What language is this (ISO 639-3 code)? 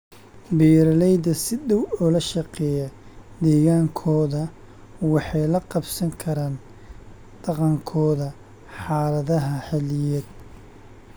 som